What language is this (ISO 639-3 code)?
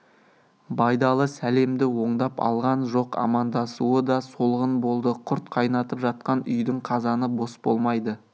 kaz